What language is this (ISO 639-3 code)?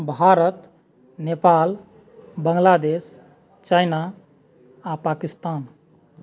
mai